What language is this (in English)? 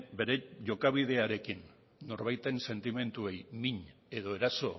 Basque